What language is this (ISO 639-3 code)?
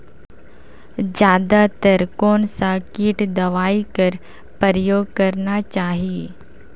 hne